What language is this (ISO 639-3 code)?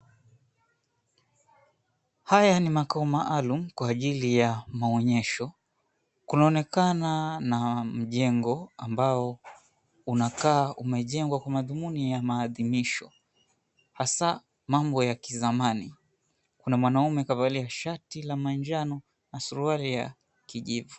swa